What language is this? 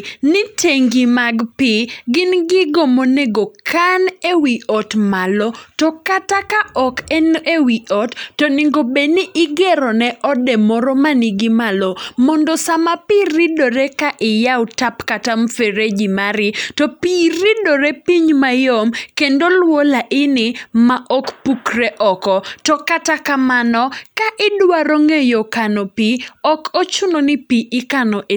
Luo (Kenya and Tanzania)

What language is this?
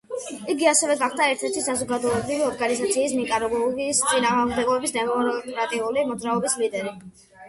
Georgian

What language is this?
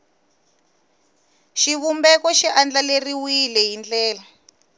Tsonga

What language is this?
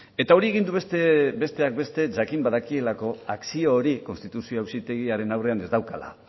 Basque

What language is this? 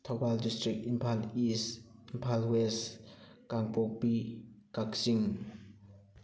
Manipuri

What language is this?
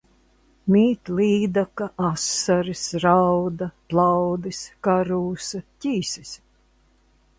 Latvian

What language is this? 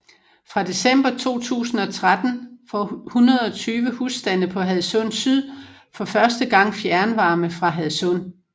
Danish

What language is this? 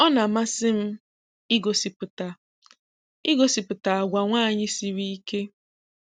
Igbo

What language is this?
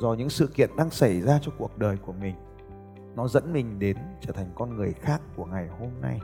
Vietnamese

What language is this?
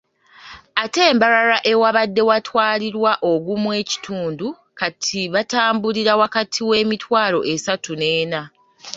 Ganda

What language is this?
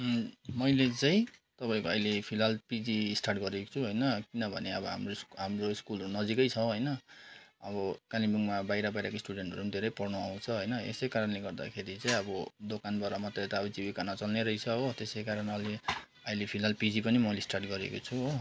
Nepali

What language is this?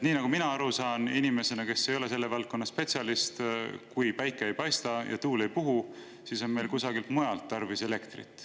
Estonian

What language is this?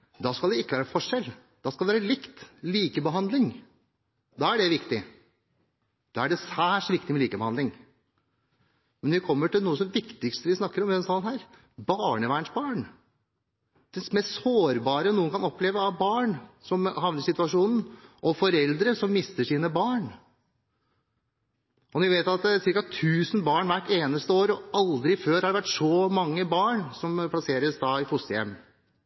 Norwegian Bokmål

